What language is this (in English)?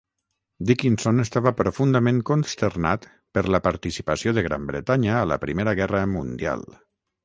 Catalan